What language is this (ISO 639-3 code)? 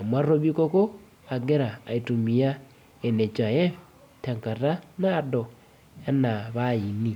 mas